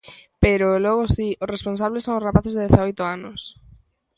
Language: Galician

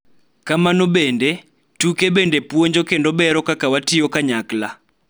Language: Luo (Kenya and Tanzania)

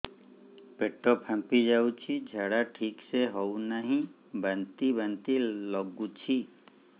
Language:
Odia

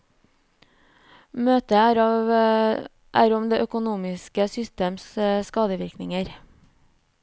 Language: Norwegian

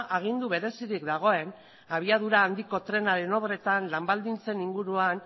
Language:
Basque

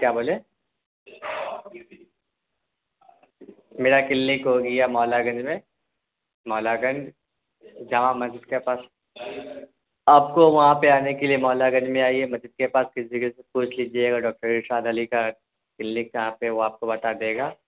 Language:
Urdu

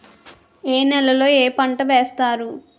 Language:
Telugu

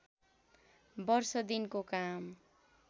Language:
Nepali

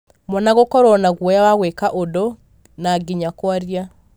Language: Kikuyu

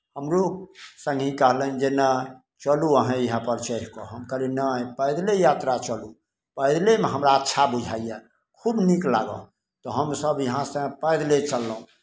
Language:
Maithili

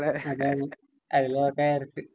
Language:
Malayalam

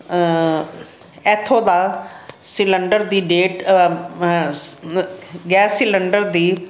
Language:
Punjabi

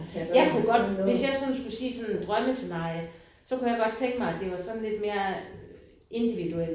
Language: Danish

